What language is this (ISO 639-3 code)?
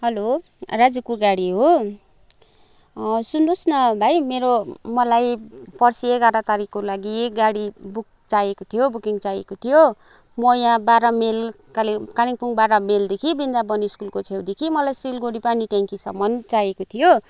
nep